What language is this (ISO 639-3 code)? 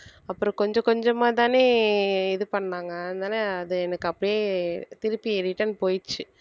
tam